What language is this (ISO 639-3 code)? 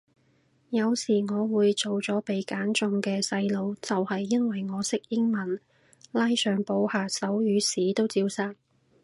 yue